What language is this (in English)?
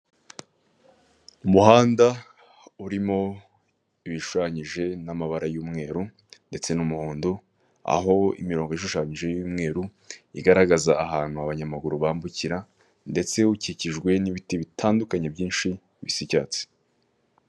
Kinyarwanda